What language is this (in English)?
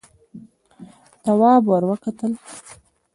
Pashto